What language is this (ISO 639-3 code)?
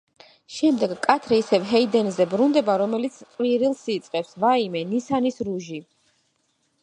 kat